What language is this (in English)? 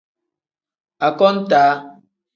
Tem